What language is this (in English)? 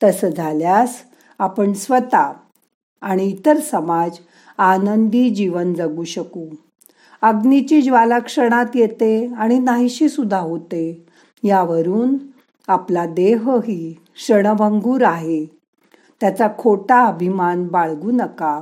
Marathi